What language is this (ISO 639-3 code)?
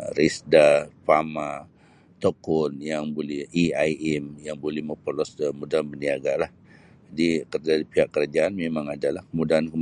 bsy